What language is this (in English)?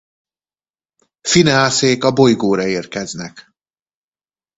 Hungarian